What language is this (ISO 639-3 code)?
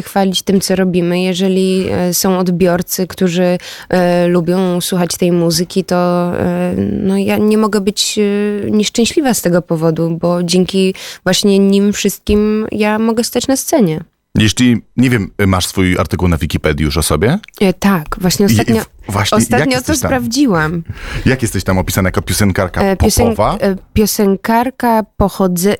pol